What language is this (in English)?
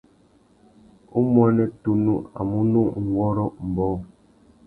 Tuki